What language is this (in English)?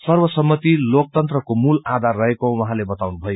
Nepali